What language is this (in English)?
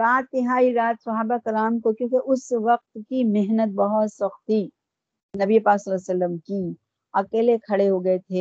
Urdu